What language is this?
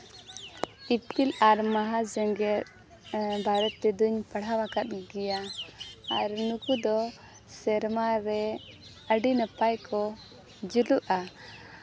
Santali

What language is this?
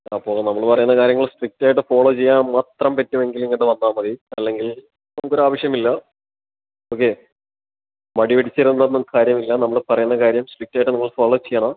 Malayalam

